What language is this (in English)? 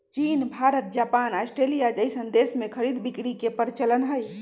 Magahi